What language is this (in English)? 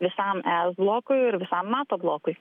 Lithuanian